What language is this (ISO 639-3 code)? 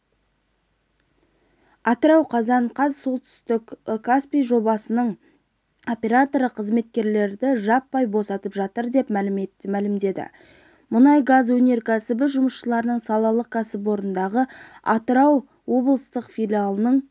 kaz